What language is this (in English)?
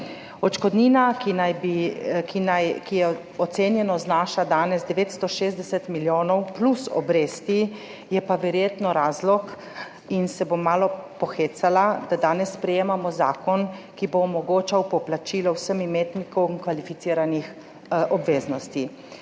Slovenian